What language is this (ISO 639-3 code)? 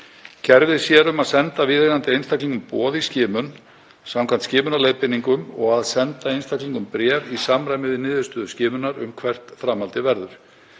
isl